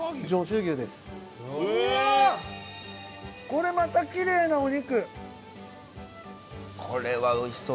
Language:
Japanese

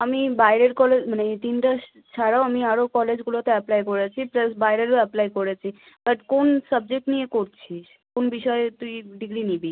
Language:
Bangla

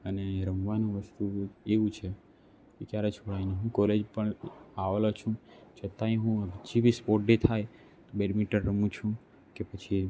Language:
Gujarati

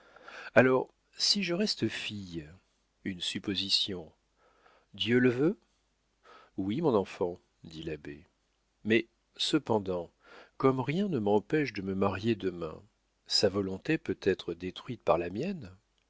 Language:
French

